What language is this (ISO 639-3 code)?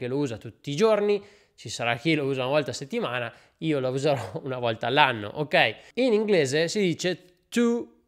ita